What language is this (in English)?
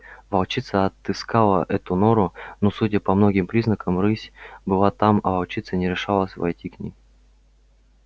Russian